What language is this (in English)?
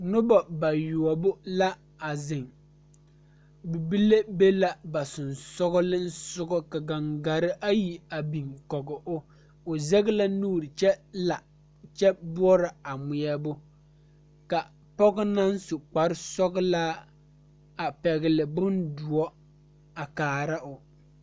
Southern Dagaare